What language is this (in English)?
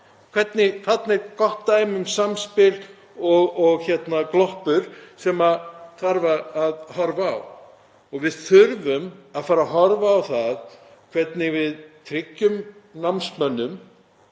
Icelandic